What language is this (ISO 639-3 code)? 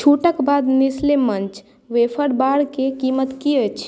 mai